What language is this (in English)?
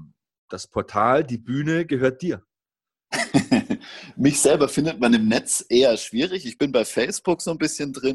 German